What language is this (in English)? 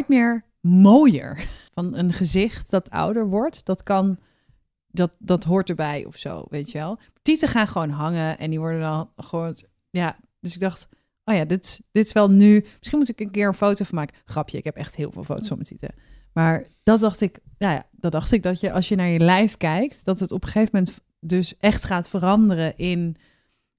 Dutch